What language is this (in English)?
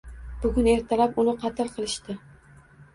Uzbek